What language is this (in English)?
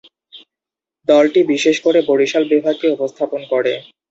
Bangla